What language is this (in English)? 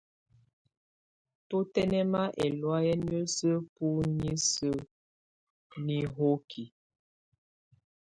Tunen